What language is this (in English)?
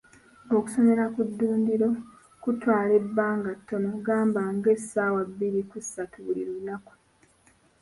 Ganda